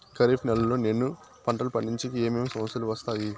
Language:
Telugu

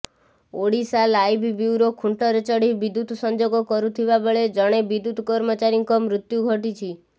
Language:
Odia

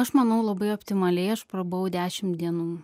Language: Lithuanian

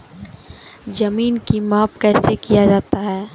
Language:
Maithili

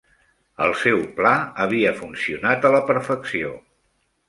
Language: Catalan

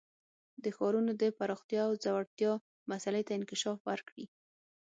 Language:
Pashto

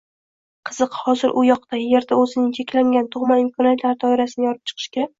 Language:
Uzbek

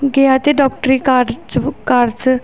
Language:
Punjabi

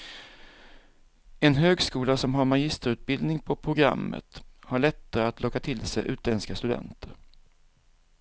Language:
Swedish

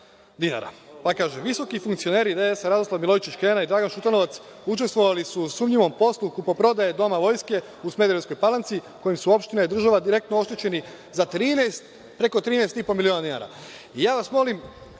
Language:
Serbian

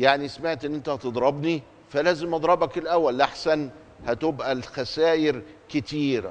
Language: Arabic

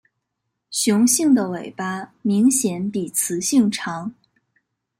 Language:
Chinese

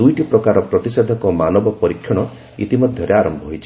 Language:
Odia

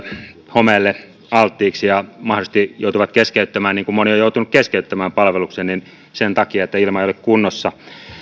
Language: Finnish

